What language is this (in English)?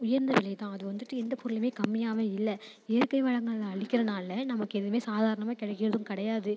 Tamil